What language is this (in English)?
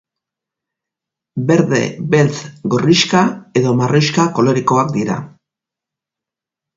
Basque